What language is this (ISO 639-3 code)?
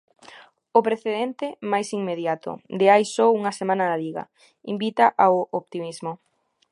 glg